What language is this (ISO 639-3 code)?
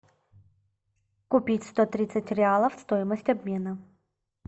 rus